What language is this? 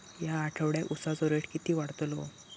Marathi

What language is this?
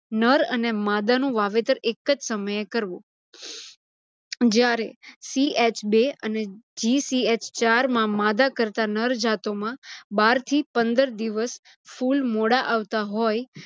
Gujarati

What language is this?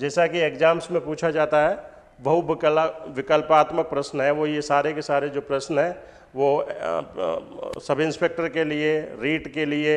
Hindi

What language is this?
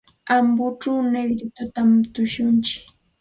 Santa Ana de Tusi Pasco Quechua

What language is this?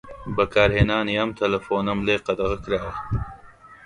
Central Kurdish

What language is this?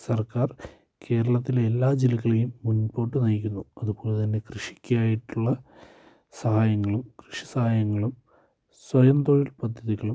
Malayalam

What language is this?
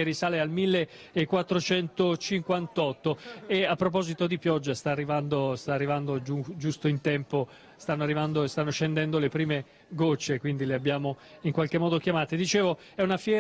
Italian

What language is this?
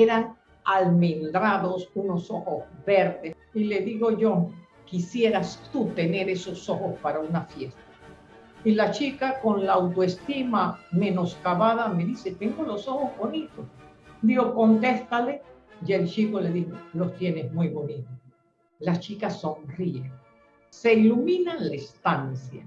Spanish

